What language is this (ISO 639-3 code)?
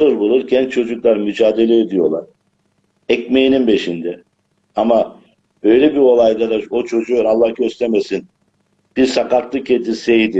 tur